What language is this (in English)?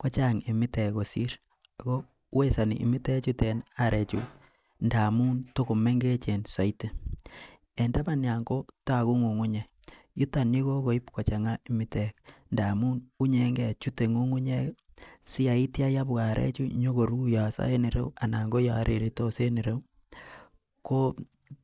Kalenjin